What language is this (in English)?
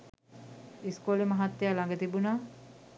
Sinhala